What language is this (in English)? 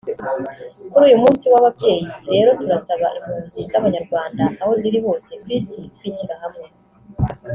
Kinyarwanda